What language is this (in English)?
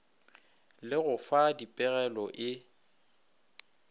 Northern Sotho